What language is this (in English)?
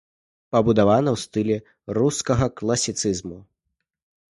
Belarusian